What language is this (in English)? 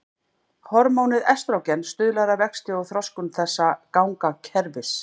Icelandic